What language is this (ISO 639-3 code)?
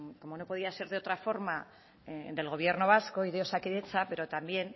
spa